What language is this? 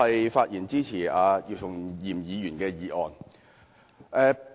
Cantonese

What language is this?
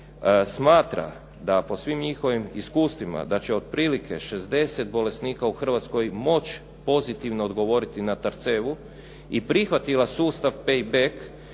Croatian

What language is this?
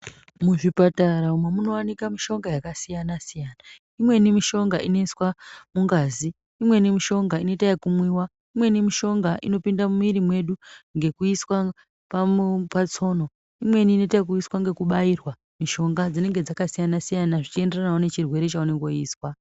Ndau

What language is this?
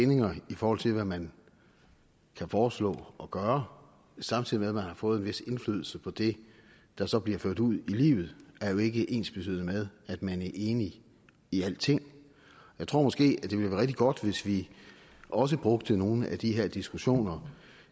Danish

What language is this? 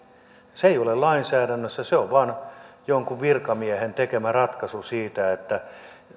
Finnish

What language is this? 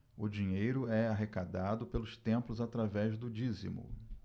Portuguese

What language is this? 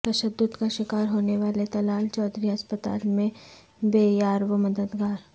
Urdu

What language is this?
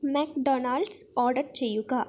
Malayalam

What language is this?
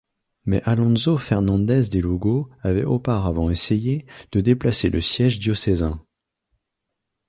French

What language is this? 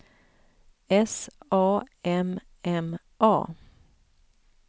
Swedish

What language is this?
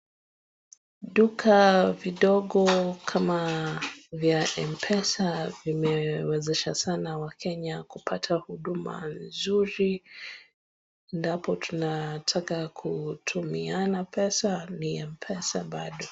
Swahili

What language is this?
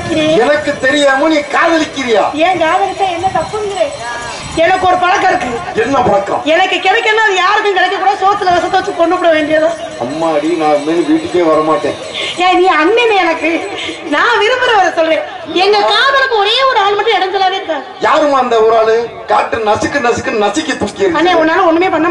Romanian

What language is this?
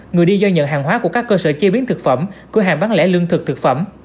Vietnamese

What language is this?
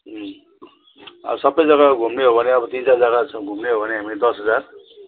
Nepali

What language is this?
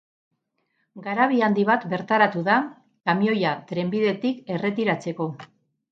Basque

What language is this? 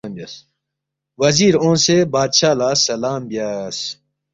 Balti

